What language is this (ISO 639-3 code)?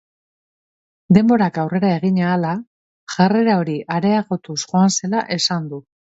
eus